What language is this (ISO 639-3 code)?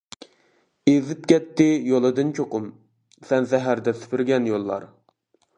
uig